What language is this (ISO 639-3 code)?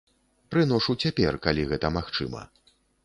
bel